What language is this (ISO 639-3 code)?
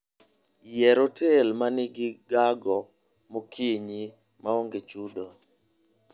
luo